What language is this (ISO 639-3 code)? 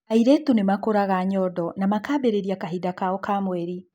kik